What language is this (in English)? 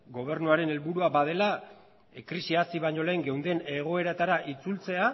Basque